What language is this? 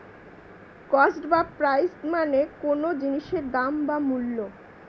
Bangla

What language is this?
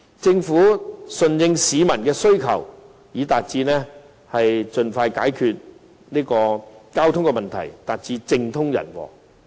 Cantonese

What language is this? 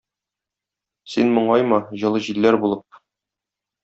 Tatar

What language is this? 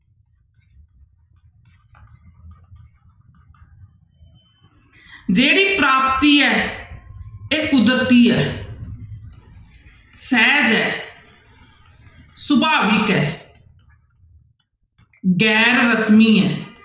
Punjabi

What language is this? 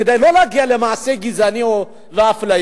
Hebrew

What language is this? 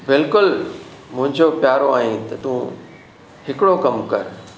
Sindhi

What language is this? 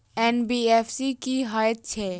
Maithili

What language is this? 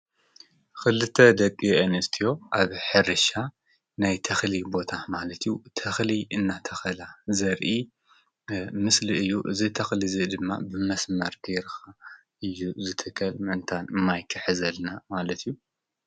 Tigrinya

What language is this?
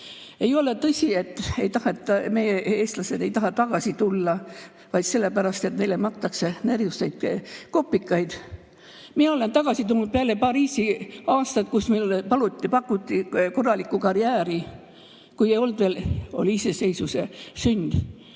Estonian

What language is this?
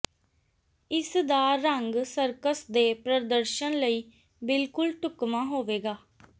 Punjabi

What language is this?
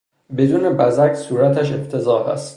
Persian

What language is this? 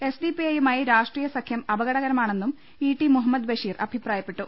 Malayalam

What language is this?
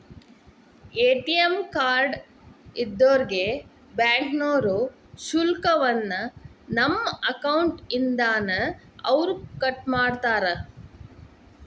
Kannada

